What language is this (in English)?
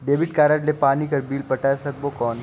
Chhattisgarhi